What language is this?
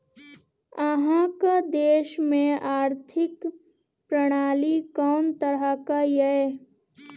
Maithili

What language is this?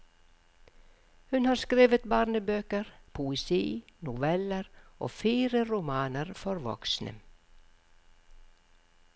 Norwegian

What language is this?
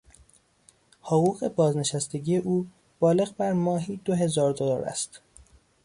Persian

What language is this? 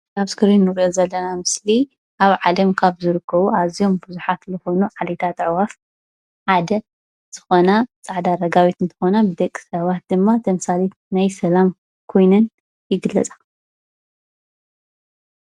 Tigrinya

